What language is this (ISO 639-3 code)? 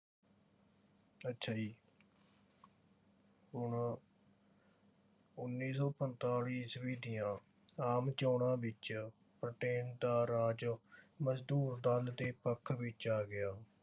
pan